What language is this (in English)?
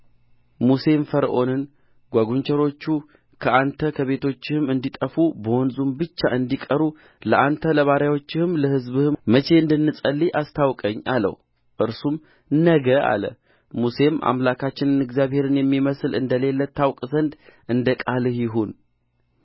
Amharic